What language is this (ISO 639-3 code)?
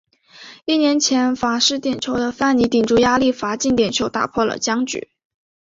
zho